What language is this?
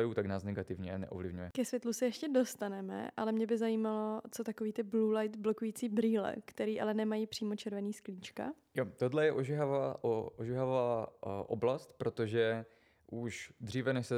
Czech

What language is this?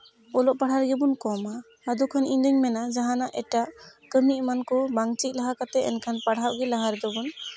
Santali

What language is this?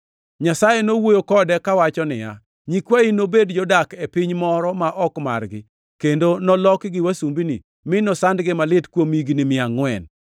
Luo (Kenya and Tanzania)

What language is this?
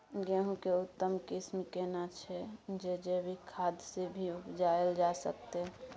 Maithili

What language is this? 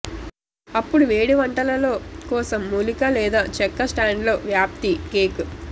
Telugu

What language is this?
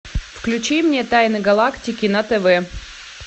Russian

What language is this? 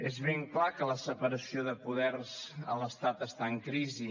Catalan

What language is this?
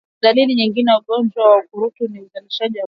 Swahili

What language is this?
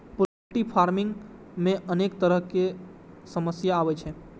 Maithili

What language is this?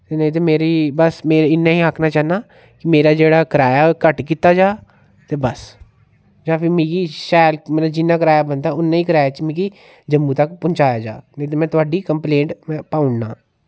Dogri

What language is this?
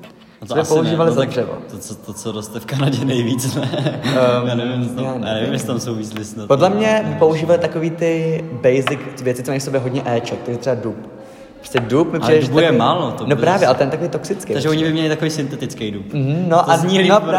Czech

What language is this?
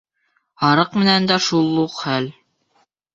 Bashkir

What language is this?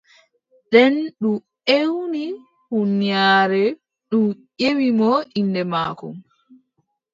Adamawa Fulfulde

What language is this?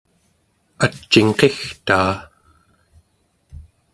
Central Yupik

